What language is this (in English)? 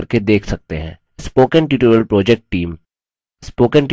Hindi